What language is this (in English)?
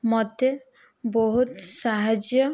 Odia